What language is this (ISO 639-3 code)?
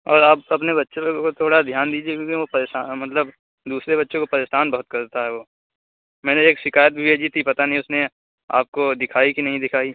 urd